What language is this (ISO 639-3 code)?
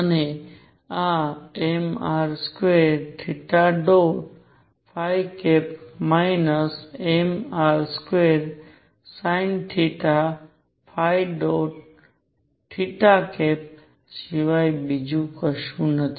guj